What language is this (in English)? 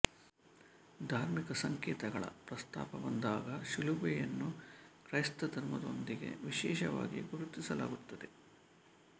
Kannada